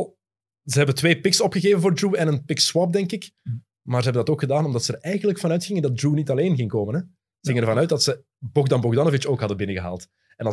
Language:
Dutch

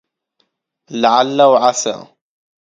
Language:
Arabic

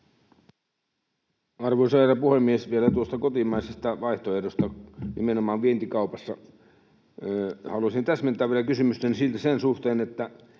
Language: Finnish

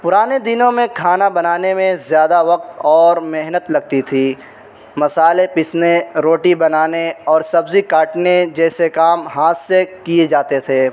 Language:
Urdu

